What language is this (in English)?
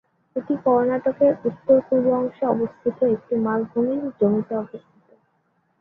Bangla